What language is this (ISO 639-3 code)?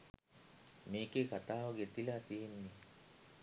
sin